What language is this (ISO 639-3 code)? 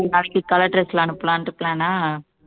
tam